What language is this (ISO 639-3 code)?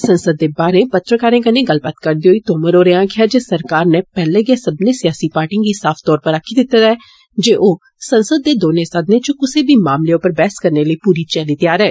doi